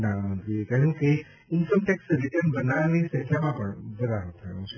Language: Gujarati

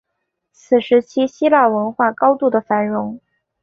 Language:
Chinese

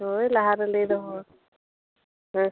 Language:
Santali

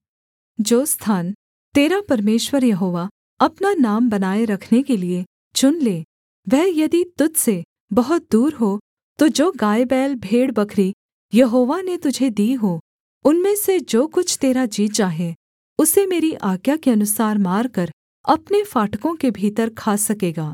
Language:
Hindi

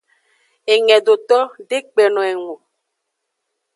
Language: Aja (Benin)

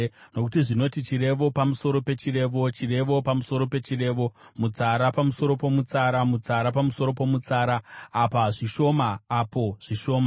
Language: Shona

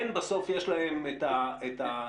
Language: Hebrew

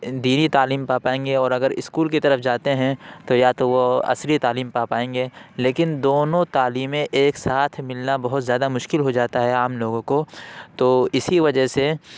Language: Urdu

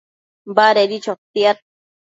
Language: Matsés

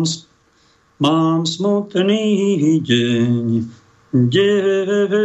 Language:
Slovak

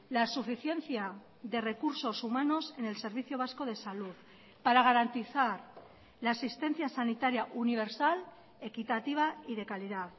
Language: Spanish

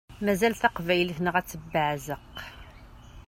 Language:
Kabyle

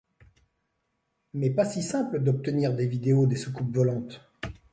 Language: French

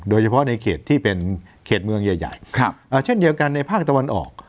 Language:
Thai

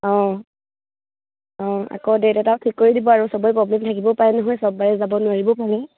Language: Assamese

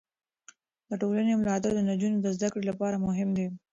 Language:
Pashto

